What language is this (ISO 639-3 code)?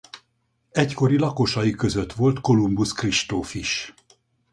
hun